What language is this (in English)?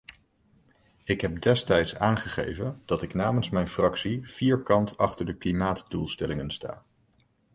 Dutch